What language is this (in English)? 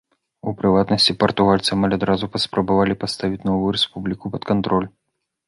Belarusian